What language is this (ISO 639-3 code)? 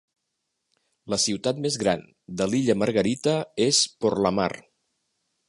cat